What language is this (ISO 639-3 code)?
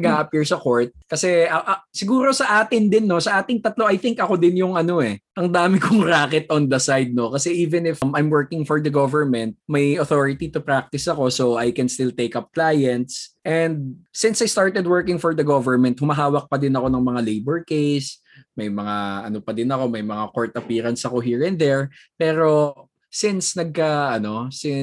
fil